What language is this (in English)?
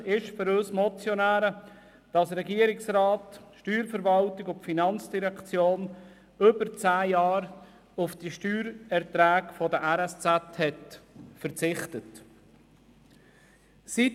Swiss German